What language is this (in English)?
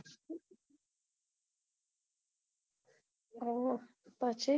Gujarati